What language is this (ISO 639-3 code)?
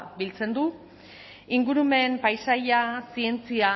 eus